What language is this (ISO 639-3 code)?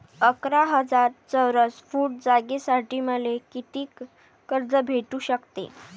mar